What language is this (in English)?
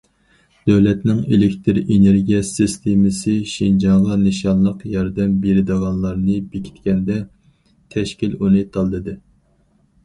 Uyghur